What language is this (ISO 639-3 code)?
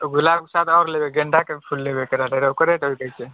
mai